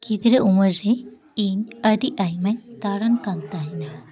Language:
Santali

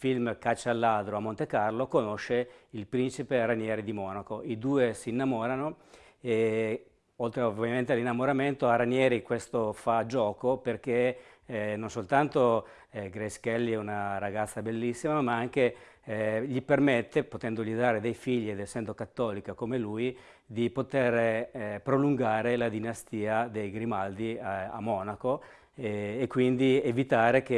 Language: Italian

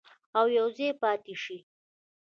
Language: Pashto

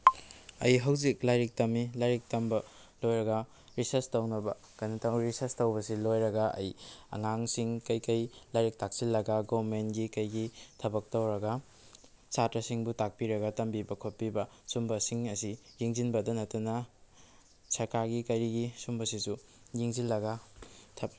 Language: Manipuri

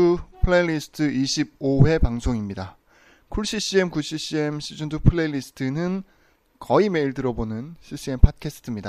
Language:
Korean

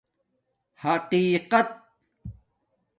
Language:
Domaaki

